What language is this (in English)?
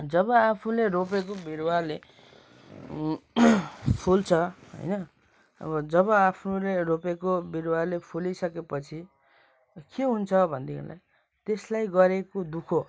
Nepali